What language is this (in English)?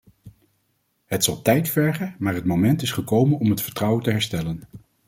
Dutch